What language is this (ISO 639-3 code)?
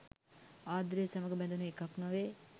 sin